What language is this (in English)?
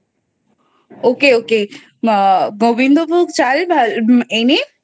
Bangla